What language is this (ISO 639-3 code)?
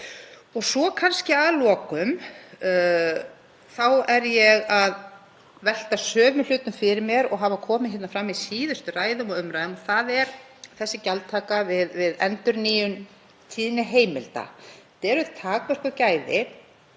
isl